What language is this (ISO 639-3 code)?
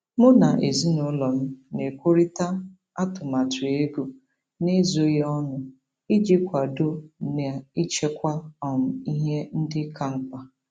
ibo